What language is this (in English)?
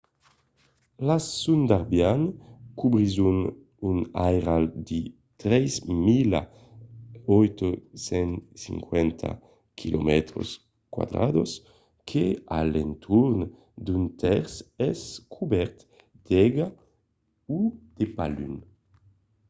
Occitan